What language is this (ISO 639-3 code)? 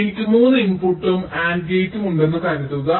mal